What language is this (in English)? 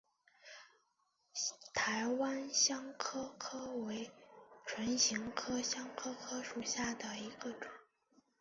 Chinese